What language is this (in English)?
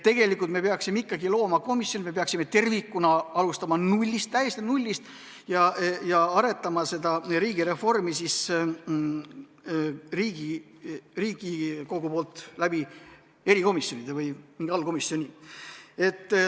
Estonian